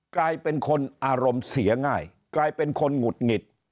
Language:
Thai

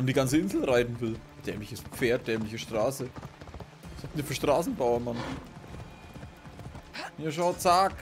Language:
German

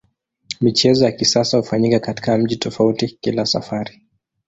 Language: Swahili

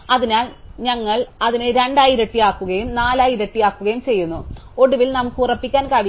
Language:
Malayalam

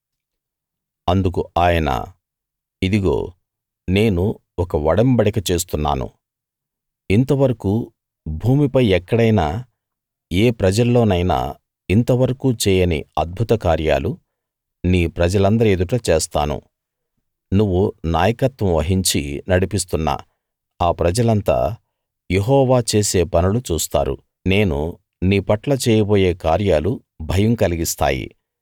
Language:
Telugu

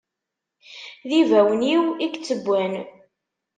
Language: Kabyle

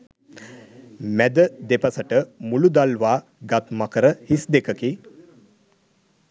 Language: Sinhala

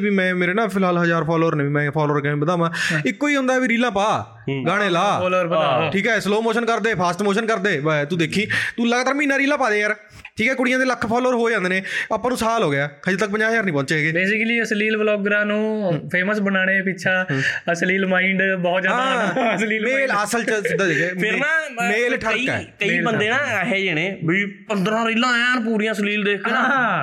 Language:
Punjabi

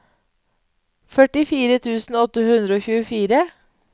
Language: Norwegian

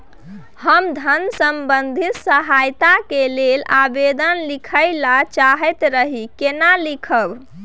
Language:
Maithili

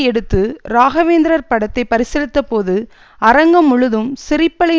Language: Tamil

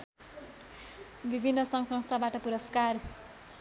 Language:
Nepali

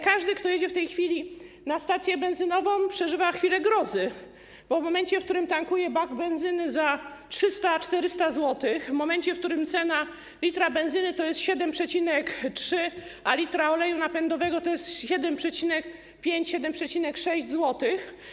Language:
Polish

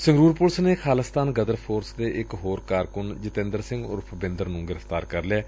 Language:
Punjabi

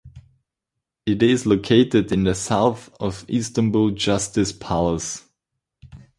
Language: English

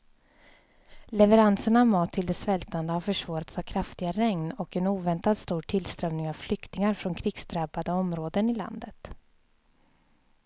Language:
Swedish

